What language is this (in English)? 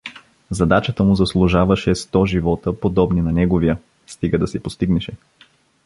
Bulgarian